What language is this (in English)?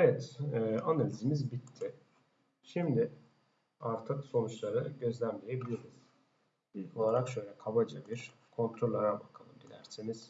Turkish